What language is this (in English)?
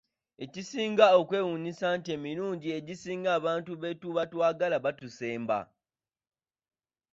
Ganda